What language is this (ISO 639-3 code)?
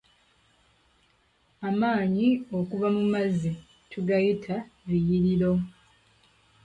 lug